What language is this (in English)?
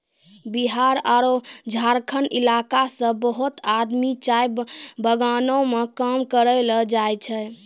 Maithili